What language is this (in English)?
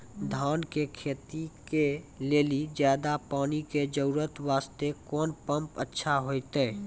Maithili